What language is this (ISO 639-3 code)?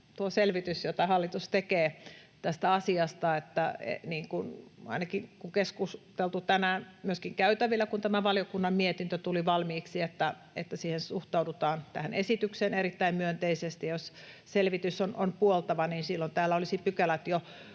fin